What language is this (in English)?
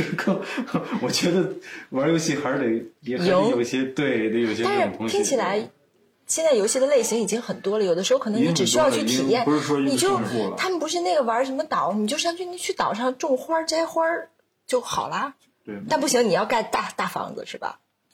Chinese